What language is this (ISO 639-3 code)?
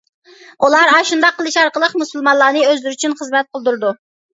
uig